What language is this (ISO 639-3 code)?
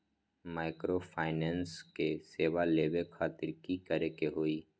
mag